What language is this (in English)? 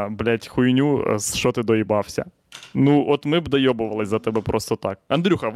Ukrainian